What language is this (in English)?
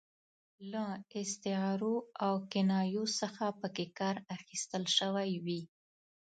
Pashto